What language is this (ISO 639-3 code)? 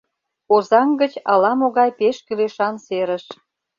chm